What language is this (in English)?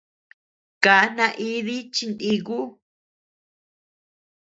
Tepeuxila Cuicatec